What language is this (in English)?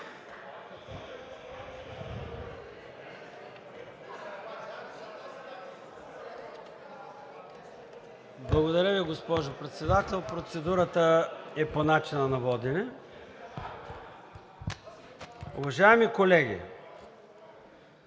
Bulgarian